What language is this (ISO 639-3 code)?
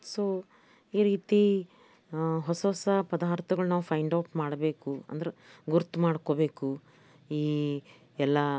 kan